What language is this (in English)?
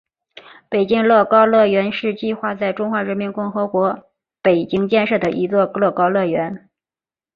Chinese